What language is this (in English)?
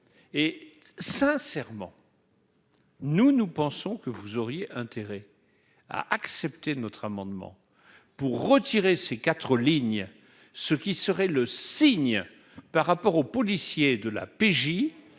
French